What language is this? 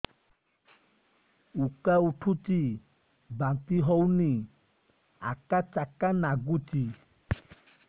Odia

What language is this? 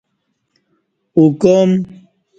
Kati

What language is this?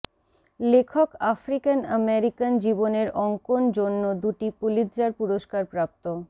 Bangla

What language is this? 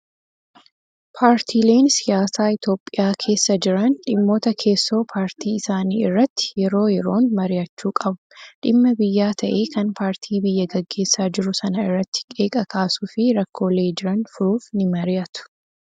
Oromo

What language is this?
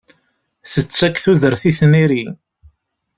Kabyle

